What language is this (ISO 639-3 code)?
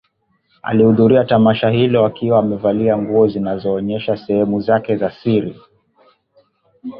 swa